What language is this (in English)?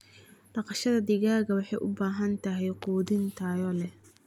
Somali